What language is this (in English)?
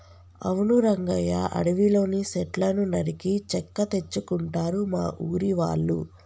Telugu